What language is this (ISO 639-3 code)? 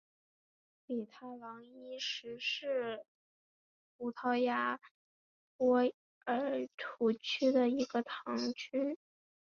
zho